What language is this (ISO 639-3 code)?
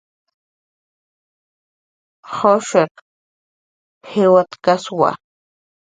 jqr